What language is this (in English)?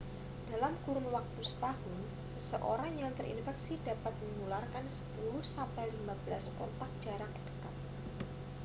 Indonesian